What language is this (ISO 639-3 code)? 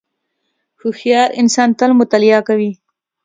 pus